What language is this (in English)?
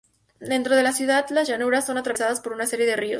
Spanish